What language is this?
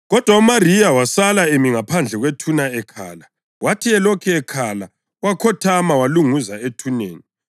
North Ndebele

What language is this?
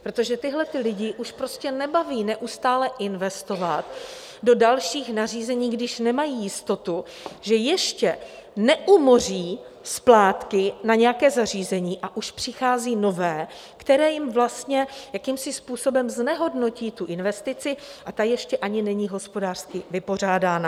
Czech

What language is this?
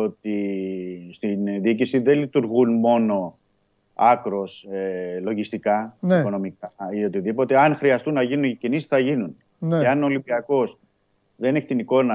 Greek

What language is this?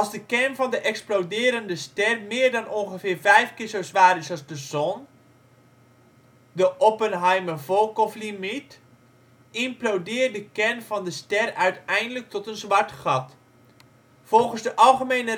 Dutch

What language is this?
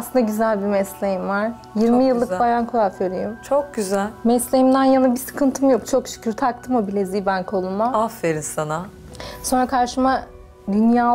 Turkish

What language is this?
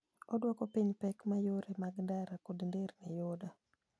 Luo (Kenya and Tanzania)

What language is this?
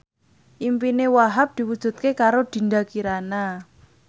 Javanese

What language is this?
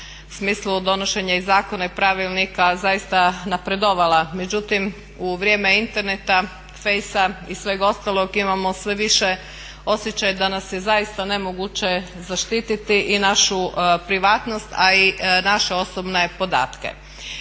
Croatian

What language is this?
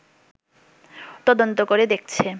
Bangla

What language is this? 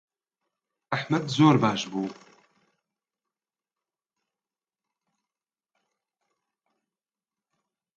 Central Kurdish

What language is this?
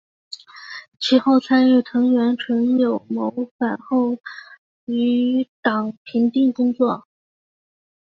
Chinese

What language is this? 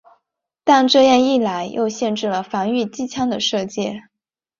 Chinese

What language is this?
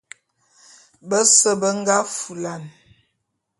Bulu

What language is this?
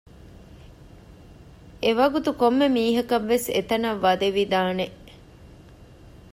Divehi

